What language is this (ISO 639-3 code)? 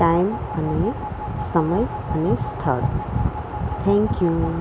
guj